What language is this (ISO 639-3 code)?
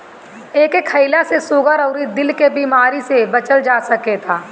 bho